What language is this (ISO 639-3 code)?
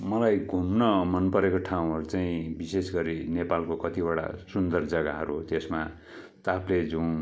nep